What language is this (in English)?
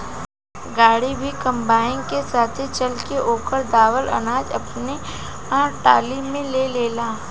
Bhojpuri